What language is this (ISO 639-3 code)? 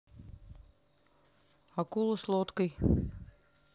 rus